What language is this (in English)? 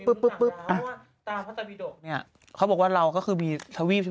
Thai